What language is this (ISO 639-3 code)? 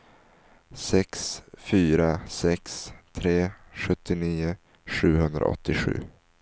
swe